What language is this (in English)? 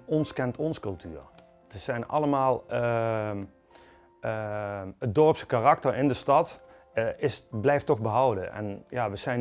Dutch